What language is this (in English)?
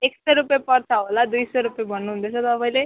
Nepali